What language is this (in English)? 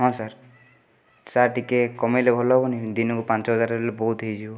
Odia